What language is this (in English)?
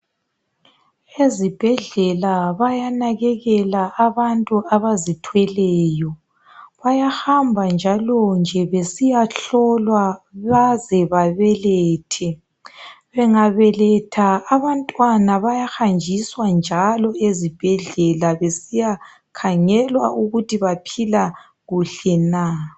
North Ndebele